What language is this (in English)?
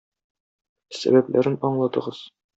Tatar